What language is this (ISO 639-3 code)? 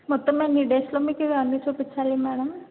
tel